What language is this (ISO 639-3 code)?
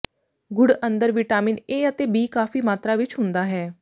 pan